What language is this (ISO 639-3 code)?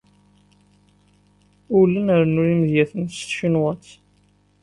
kab